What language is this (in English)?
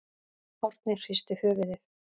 Icelandic